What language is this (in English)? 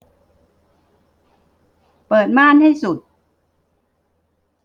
Thai